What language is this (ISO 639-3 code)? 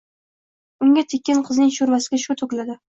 uzb